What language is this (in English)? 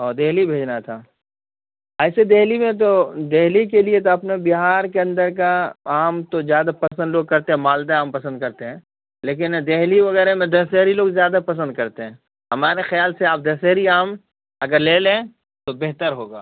Urdu